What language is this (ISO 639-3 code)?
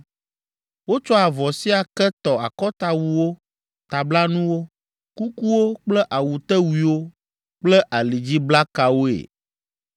ewe